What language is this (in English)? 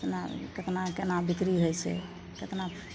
Maithili